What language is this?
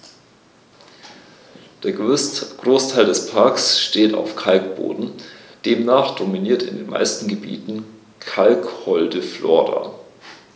German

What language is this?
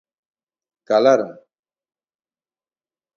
Galician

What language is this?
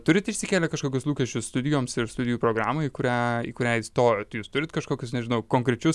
Lithuanian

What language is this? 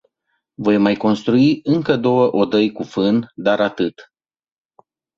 Romanian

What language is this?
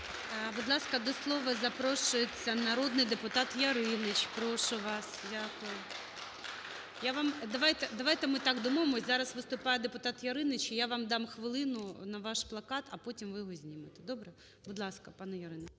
Ukrainian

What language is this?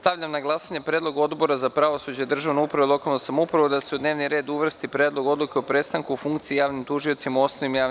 Serbian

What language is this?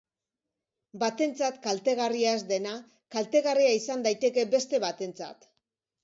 Basque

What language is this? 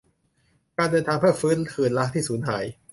Thai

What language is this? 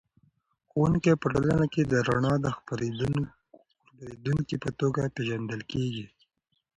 Pashto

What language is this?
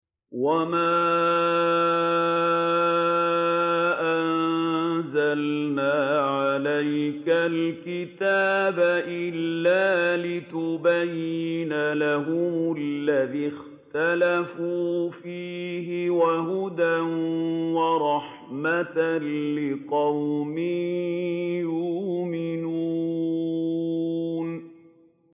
Arabic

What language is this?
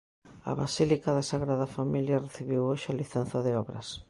Galician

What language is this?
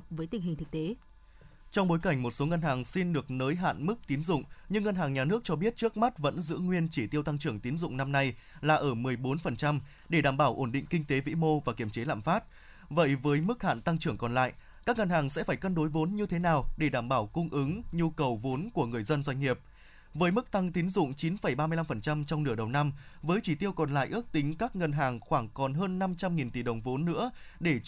Vietnamese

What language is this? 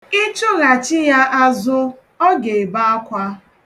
Igbo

